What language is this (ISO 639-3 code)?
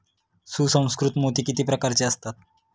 mar